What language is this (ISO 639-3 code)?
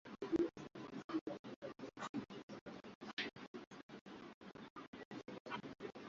swa